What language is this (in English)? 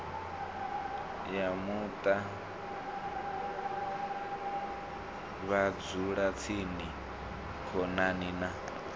Venda